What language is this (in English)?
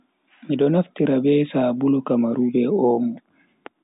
Bagirmi Fulfulde